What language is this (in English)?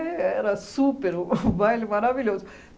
Portuguese